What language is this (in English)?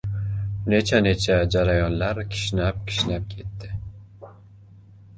Uzbek